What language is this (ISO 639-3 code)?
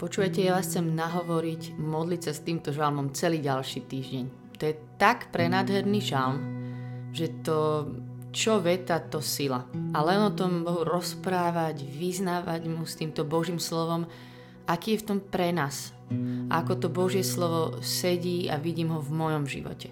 slk